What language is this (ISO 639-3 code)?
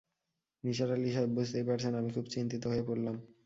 ben